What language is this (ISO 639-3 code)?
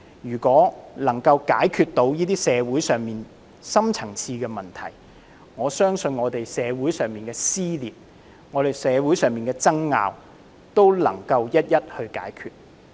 yue